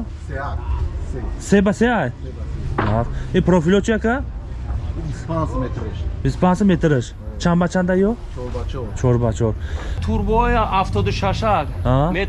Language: Turkish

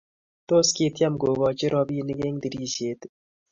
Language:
Kalenjin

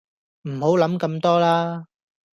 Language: Cantonese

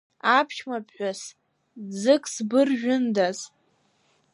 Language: Abkhazian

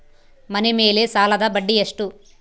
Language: Kannada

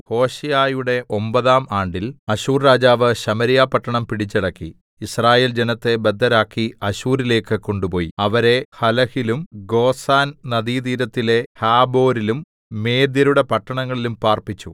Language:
Malayalam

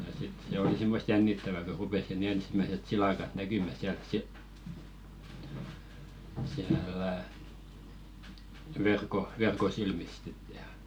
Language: Finnish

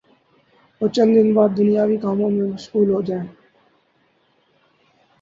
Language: Urdu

